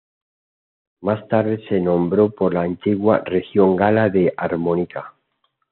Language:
Spanish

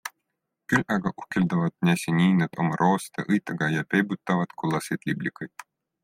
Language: Estonian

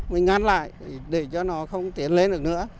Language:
Vietnamese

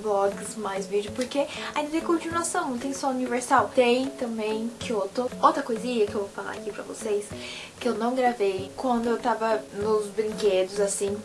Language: Portuguese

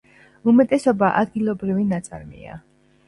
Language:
Georgian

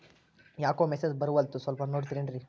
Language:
Kannada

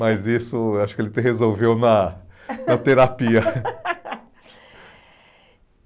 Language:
Portuguese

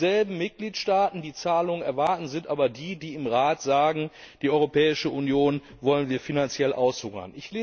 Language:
German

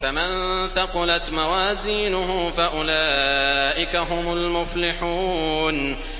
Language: Arabic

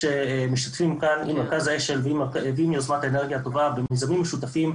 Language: Hebrew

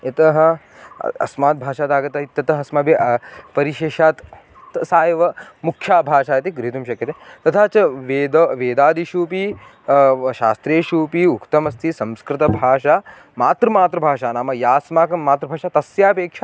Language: Sanskrit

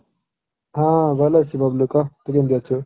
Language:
Odia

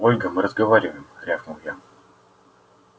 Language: Russian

